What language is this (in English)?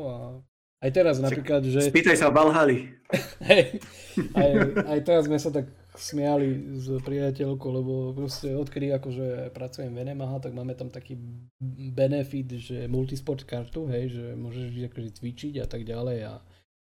Slovak